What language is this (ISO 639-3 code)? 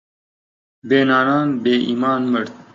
ckb